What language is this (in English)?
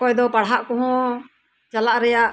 Santali